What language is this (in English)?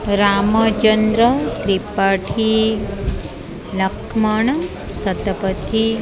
Odia